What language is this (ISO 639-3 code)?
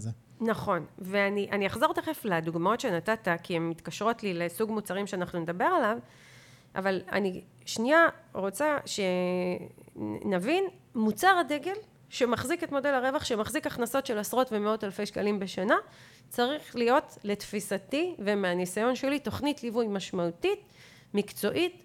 heb